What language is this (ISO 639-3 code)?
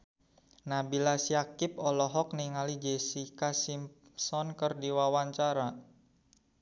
sun